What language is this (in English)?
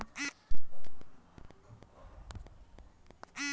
Bhojpuri